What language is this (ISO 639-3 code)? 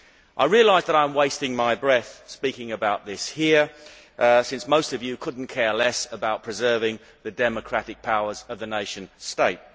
eng